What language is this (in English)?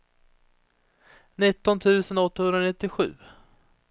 Swedish